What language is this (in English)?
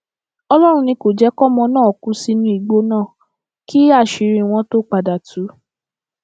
Yoruba